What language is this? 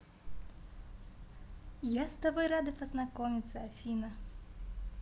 Russian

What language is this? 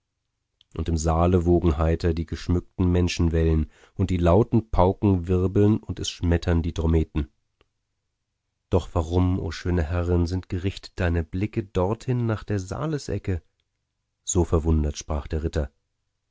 German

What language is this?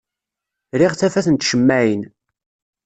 Kabyle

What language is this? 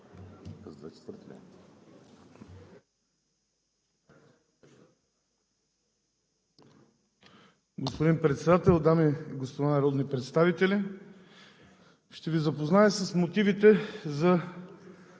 Bulgarian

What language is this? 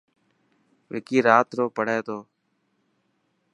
Dhatki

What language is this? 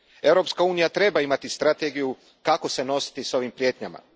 Croatian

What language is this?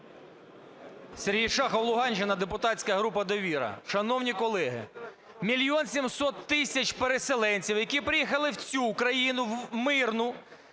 Ukrainian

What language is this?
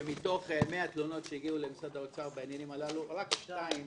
Hebrew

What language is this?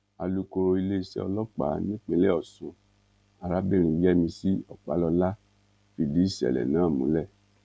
Yoruba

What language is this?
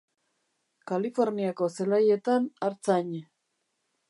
Basque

